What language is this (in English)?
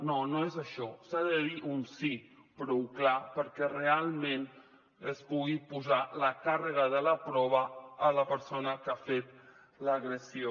Catalan